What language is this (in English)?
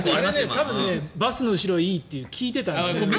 Japanese